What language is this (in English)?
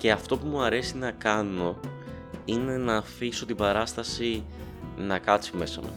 Greek